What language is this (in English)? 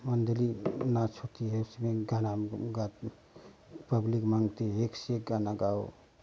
Hindi